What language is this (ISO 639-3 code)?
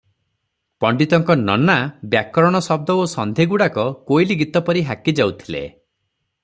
ori